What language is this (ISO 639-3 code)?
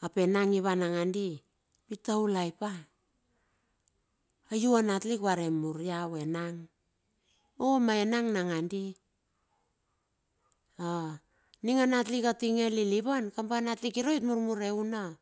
bxf